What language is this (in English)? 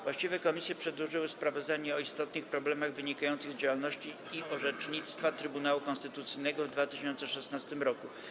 Polish